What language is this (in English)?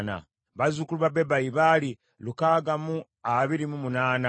Ganda